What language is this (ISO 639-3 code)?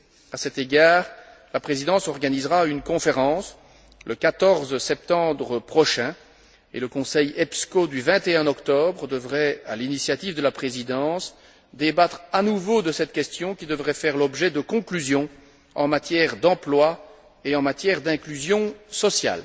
fra